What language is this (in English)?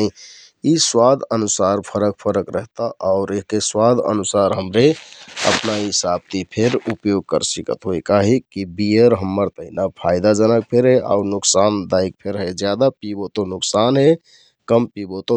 Kathoriya Tharu